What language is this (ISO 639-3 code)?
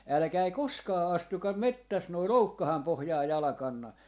fin